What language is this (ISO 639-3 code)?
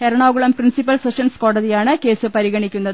mal